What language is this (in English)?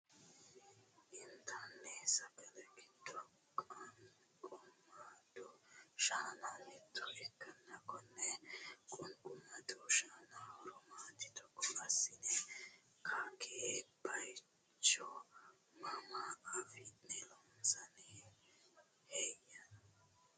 Sidamo